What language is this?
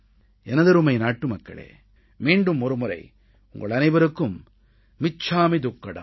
Tamil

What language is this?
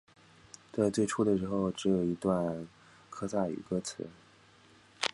Chinese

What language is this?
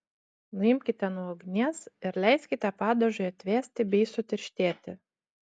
Lithuanian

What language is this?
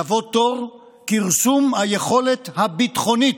Hebrew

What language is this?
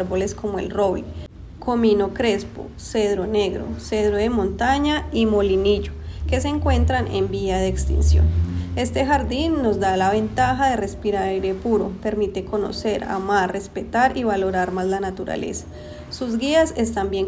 Spanish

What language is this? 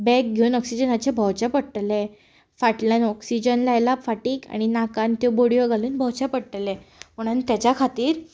Konkani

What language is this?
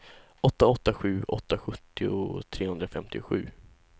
Swedish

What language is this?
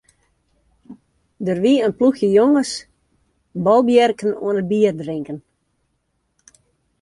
Western Frisian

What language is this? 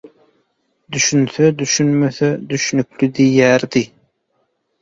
Turkmen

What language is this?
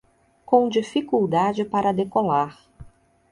Portuguese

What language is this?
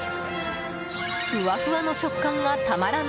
Japanese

